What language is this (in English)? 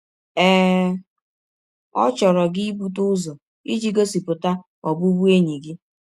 Igbo